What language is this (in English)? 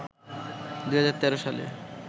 Bangla